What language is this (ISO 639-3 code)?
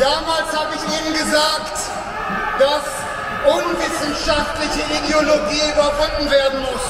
deu